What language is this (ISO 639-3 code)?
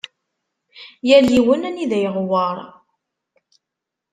kab